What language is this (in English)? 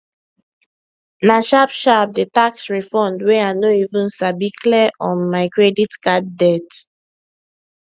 Nigerian Pidgin